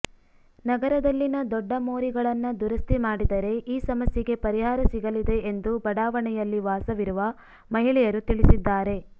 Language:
Kannada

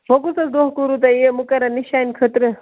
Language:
Kashmiri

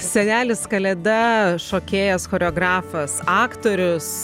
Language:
Lithuanian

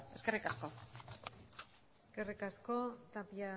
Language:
Basque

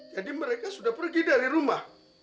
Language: Indonesian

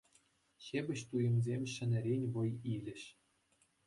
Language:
Chuvash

